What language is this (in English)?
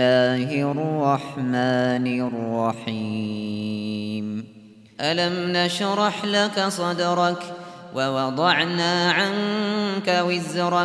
Arabic